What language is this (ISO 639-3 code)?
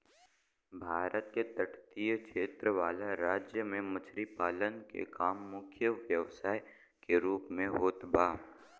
bho